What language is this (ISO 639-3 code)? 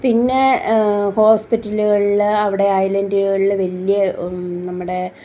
mal